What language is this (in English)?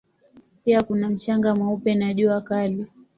Swahili